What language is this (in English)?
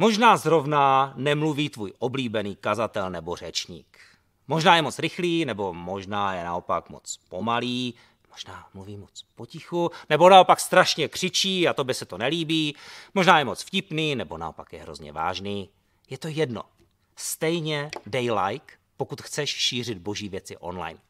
Czech